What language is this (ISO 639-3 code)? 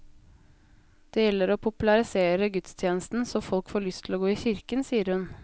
nor